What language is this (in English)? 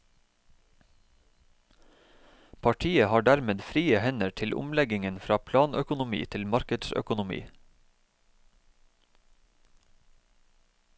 Norwegian